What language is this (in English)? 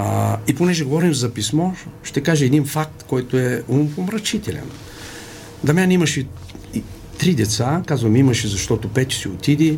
Bulgarian